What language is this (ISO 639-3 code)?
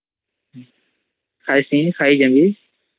ori